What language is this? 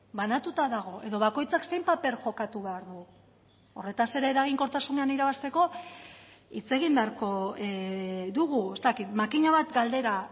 Basque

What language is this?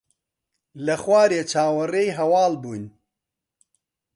Central Kurdish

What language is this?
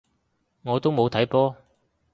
Cantonese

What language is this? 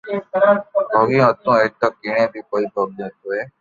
Loarki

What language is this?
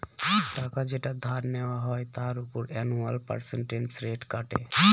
Bangla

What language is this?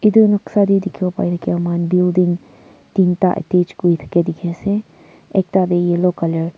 Naga Pidgin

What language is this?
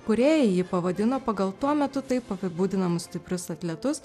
Lithuanian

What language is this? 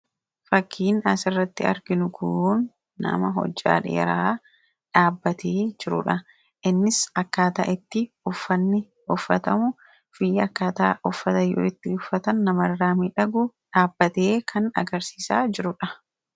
Oromo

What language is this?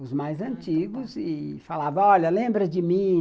Portuguese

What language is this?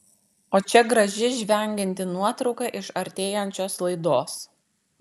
Lithuanian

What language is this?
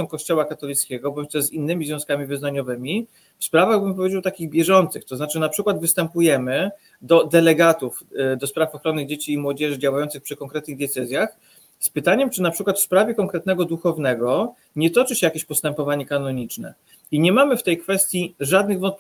Polish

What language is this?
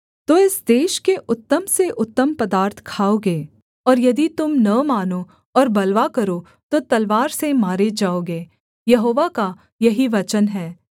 Hindi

